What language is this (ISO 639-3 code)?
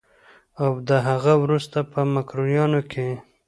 pus